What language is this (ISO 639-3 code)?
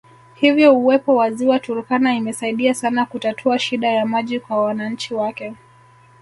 swa